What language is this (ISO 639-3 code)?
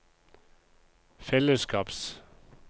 nor